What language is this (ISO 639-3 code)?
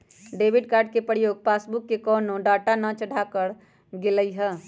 mag